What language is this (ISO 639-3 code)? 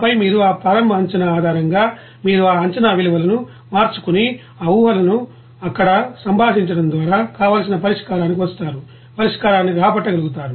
tel